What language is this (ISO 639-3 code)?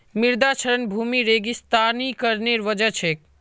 mag